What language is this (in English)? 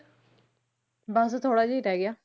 Punjabi